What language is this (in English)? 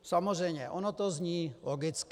Czech